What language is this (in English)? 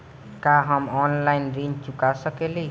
Bhojpuri